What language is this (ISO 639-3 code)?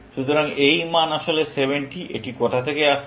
ben